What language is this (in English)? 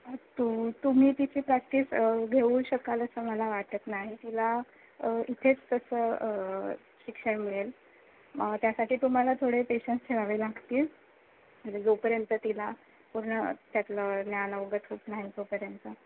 Marathi